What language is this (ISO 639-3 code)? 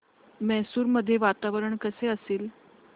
mar